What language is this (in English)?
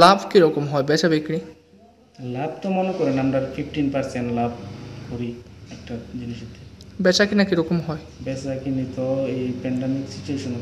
Turkish